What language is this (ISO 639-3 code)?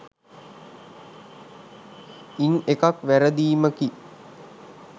sin